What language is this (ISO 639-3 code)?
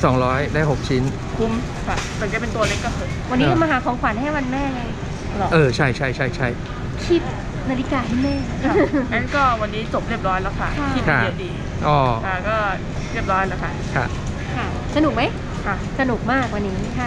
tha